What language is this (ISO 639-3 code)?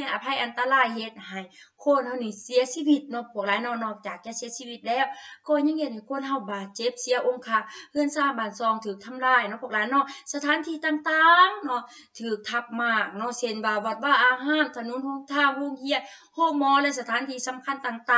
tha